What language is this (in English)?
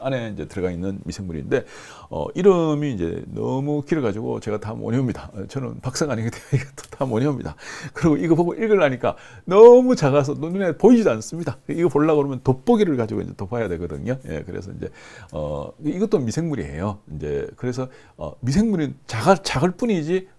Korean